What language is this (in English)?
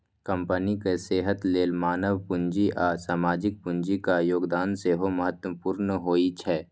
Maithili